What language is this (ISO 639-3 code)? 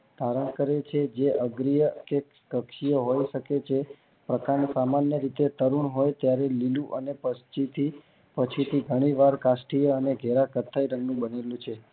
guj